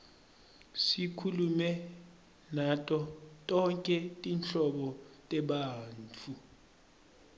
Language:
Swati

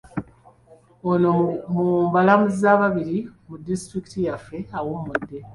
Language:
Ganda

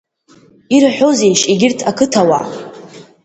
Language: Abkhazian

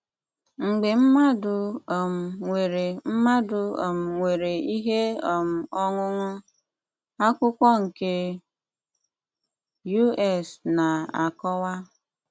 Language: Igbo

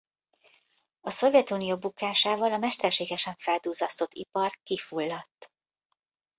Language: Hungarian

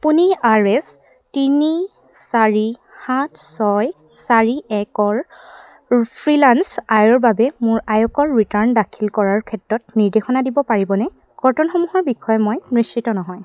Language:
Assamese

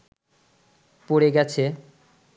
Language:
Bangla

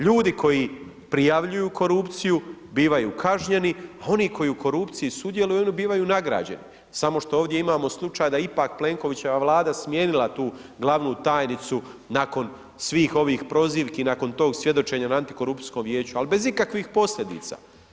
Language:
Croatian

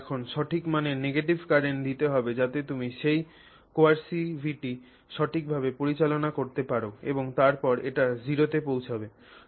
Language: Bangla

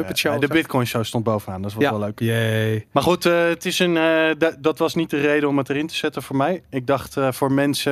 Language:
Dutch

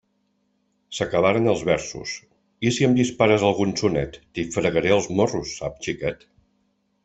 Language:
Catalan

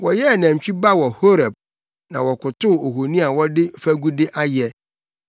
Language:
Akan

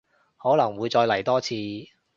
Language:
Cantonese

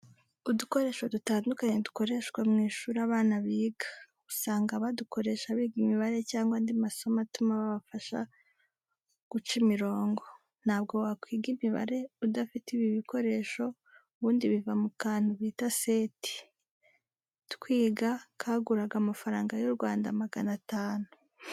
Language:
Kinyarwanda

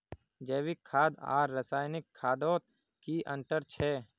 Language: Magahi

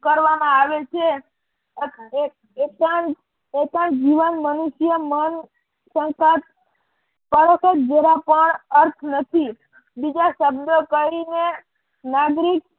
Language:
Gujarati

